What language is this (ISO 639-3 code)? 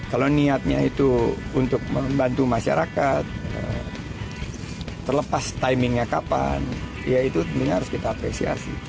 ind